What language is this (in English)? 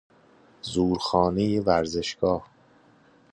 Persian